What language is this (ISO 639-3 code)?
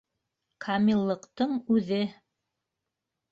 bak